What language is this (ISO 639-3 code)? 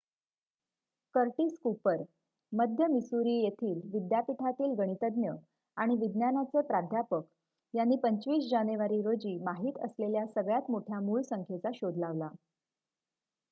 mar